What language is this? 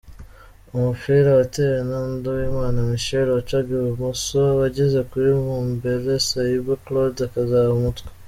Kinyarwanda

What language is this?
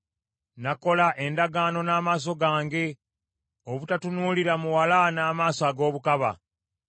Ganda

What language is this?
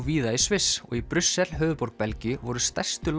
Icelandic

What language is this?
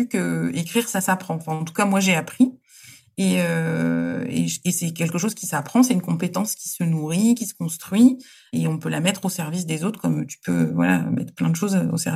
French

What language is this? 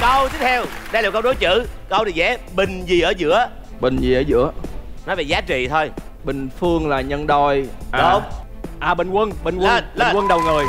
Vietnamese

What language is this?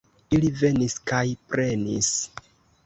Esperanto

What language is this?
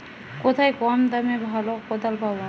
Bangla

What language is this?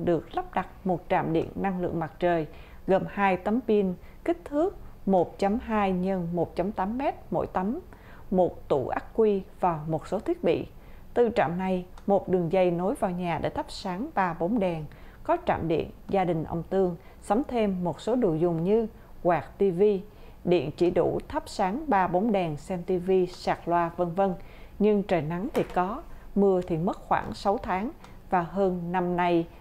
Vietnamese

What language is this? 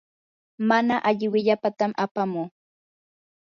Yanahuanca Pasco Quechua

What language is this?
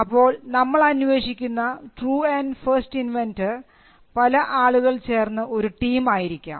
Malayalam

